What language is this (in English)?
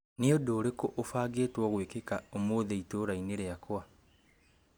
Kikuyu